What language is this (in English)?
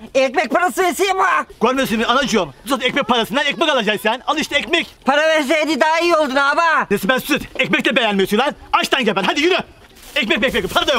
Turkish